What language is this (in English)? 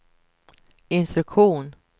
Swedish